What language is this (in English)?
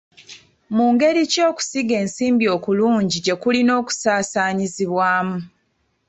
Ganda